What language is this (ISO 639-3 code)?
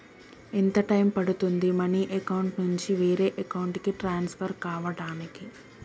tel